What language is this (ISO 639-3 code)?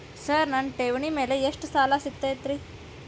kan